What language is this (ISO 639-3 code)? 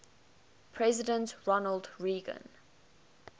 eng